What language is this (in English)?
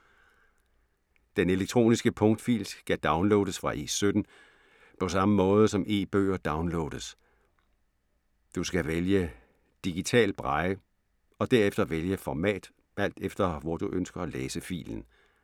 Danish